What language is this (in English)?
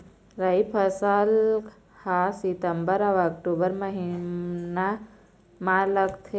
Chhattisgarhi